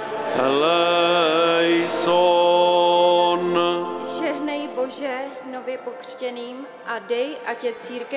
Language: Czech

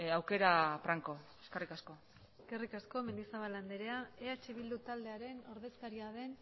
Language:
Basque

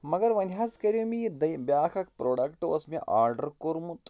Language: Kashmiri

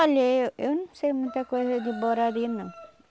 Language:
Portuguese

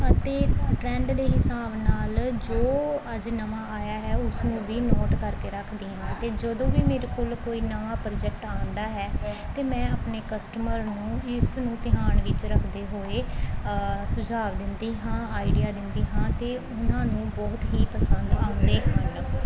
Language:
Punjabi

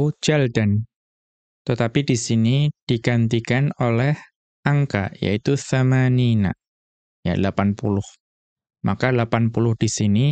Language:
Indonesian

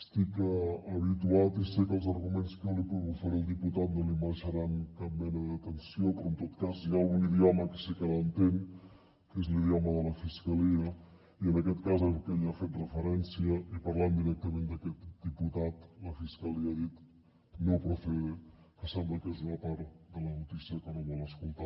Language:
Catalan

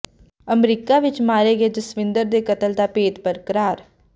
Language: Punjabi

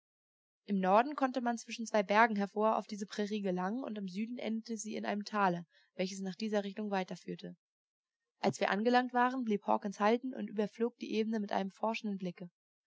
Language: German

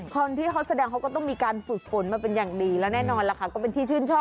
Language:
Thai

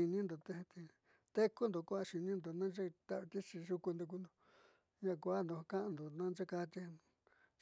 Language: Southeastern Nochixtlán Mixtec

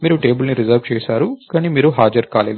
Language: Telugu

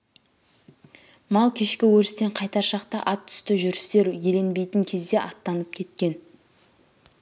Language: Kazakh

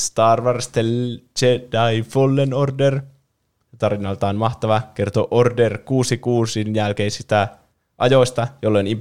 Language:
Finnish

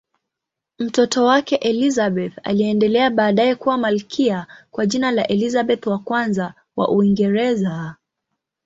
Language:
Swahili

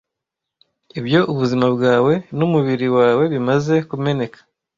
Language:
Kinyarwanda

